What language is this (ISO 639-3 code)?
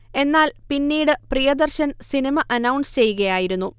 mal